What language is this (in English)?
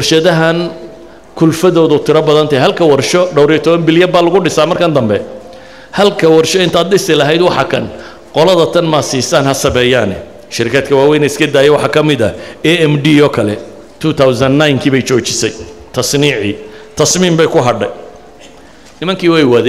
Arabic